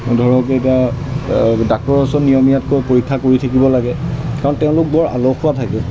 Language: Assamese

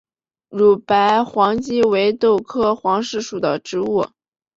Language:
Chinese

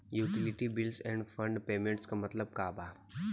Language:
Bhojpuri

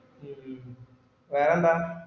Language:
Malayalam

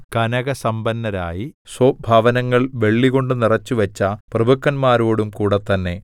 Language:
Malayalam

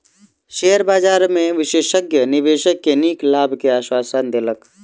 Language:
Maithili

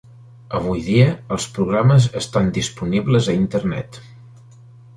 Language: Catalan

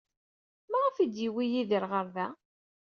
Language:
Kabyle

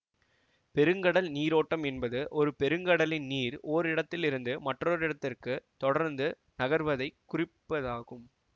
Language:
Tamil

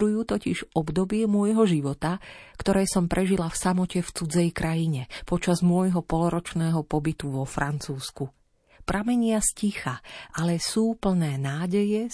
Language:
Slovak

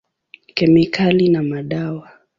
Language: Swahili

